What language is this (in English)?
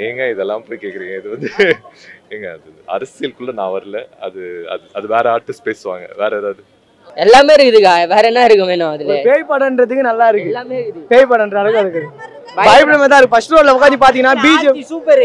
Tamil